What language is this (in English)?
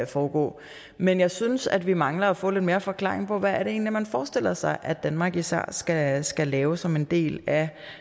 Danish